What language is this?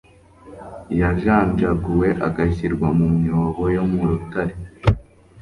Kinyarwanda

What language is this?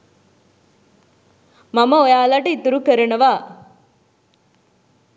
Sinhala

